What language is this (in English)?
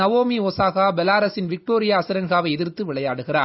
Tamil